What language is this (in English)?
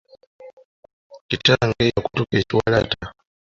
Ganda